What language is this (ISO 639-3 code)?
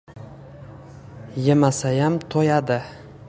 uzb